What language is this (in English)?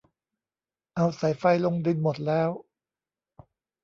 Thai